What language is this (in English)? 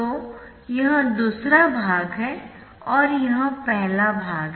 Hindi